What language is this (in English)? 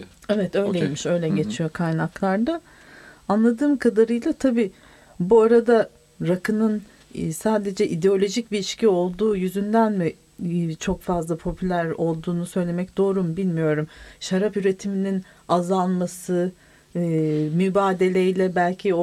Turkish